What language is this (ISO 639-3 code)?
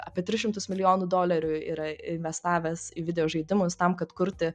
lit